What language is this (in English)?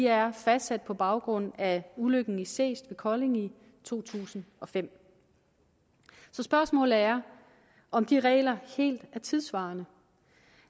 Danish